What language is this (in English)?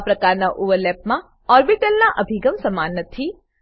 Gujarati